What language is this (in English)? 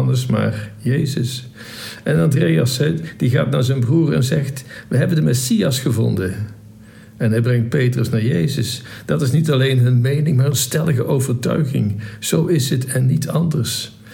Dutch